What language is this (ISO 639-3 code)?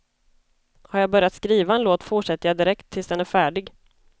swe